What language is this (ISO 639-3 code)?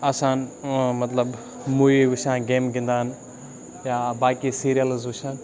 kas